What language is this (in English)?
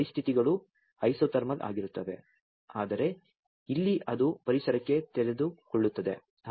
Kannada